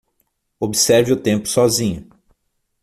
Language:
Portuguese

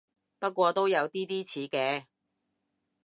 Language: Cantonese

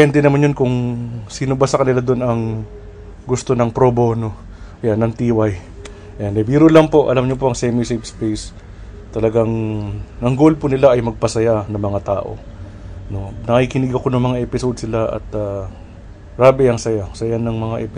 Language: Filipino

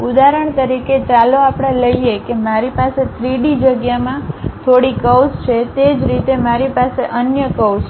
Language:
Gujarati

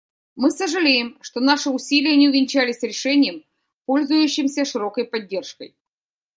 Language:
Russian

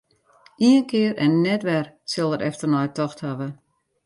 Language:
Western Frisian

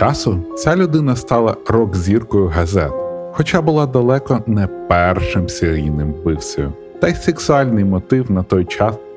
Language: Ukrainian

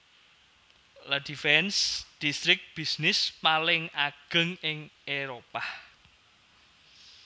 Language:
Javanese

